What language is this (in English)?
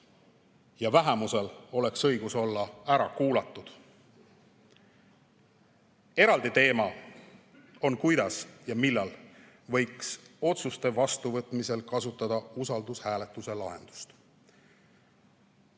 Estonian